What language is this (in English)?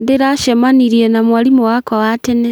Kikuyu